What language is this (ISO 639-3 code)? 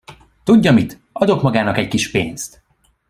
hun